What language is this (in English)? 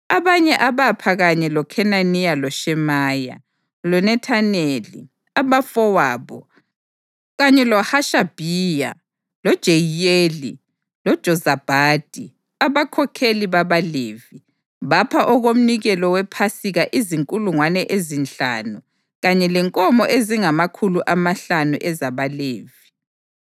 North Ndebele